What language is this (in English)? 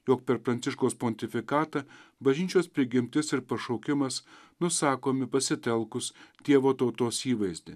Lithuanian